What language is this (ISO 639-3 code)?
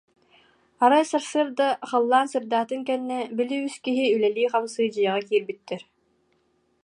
sah